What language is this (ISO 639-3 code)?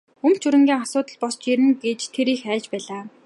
mon